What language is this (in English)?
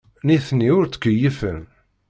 Kabyle